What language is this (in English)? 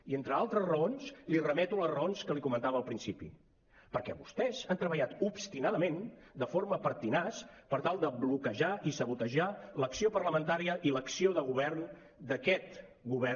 Catalan